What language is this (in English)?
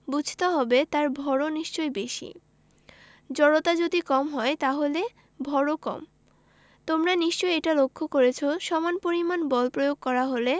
Bangla